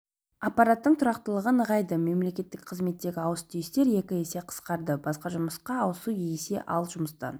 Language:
Kazakh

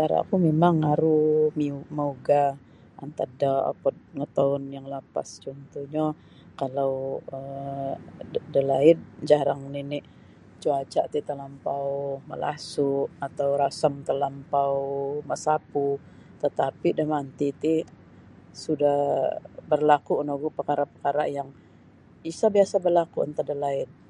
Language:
Sabah Bisaya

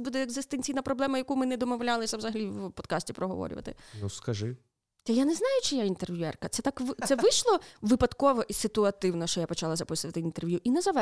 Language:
Ukrainian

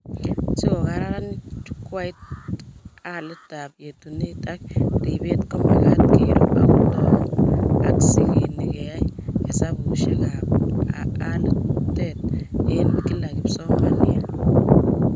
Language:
Kalenjin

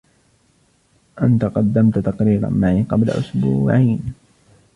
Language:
Arabic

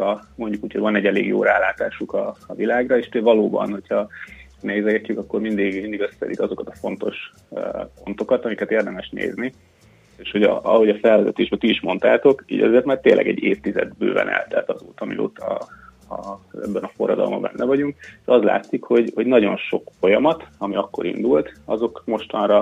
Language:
Hungarian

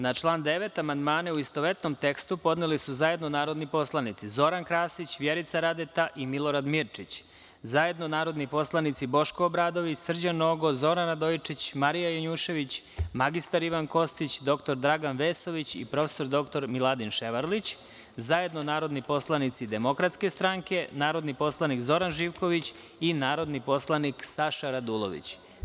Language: Serbian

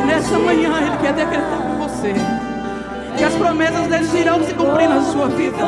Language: Portuguese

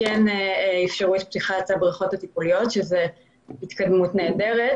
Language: Hebrew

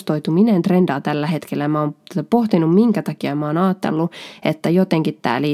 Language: Finnish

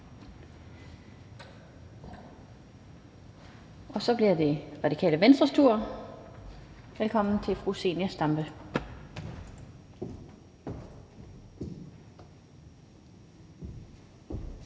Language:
Danish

